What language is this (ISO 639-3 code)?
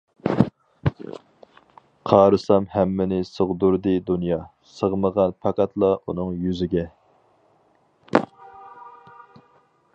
uig